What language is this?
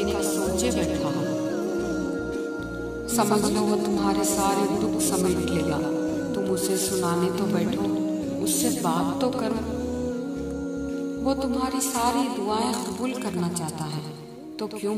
Hindi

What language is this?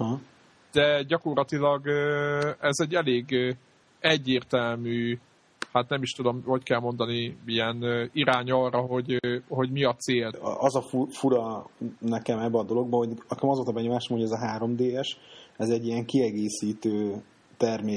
Hungarian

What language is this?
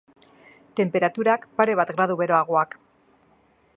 Basque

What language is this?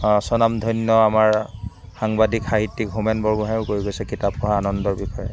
Assamese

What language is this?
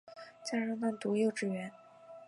Chinese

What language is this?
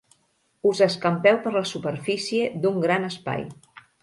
Catalan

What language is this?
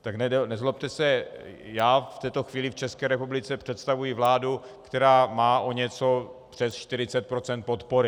Czech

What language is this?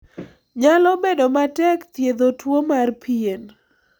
Luo (Kenya and Tanzania)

